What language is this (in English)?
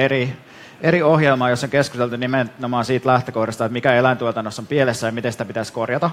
Finnish